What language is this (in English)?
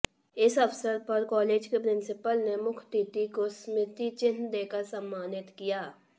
Hindi